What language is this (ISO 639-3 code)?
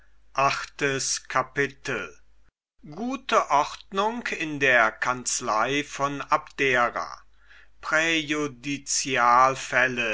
deu